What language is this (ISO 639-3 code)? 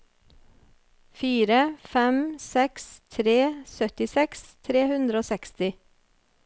nor